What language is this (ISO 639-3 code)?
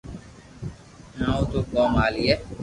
lrk